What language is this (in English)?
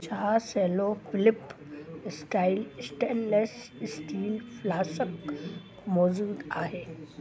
Sindhi